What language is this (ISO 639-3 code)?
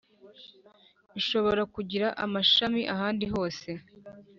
kin